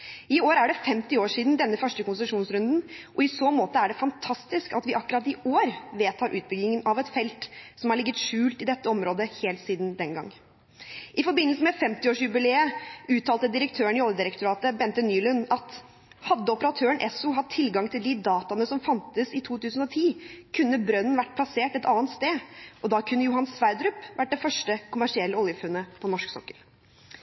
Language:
Norwegian Bokmål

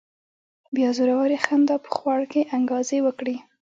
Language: Pashto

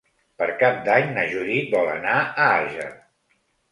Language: Catalan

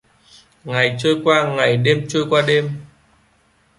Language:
Vietnamese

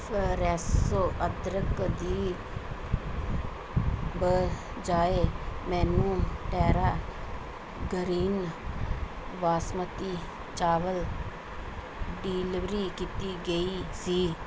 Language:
Punjabi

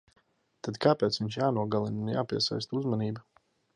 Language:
Latvian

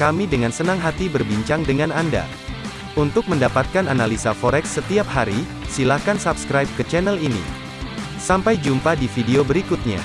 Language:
Indonesian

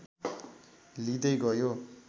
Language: Nepali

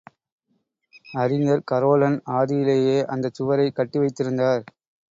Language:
Tamil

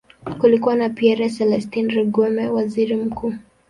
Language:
Swahili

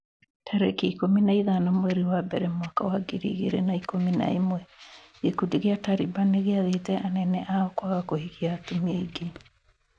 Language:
Kikuyu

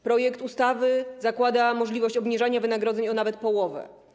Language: Polish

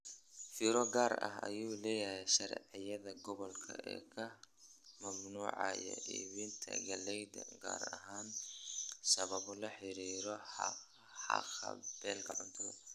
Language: Somali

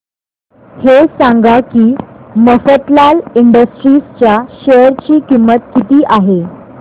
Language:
Marathi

